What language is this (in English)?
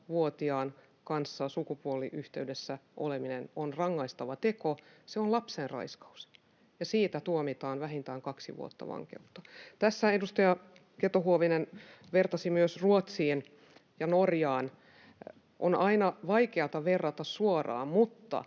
Finnish